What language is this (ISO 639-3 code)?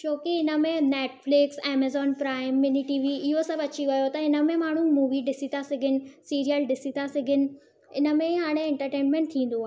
snd